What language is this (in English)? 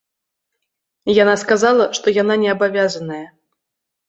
Belarusian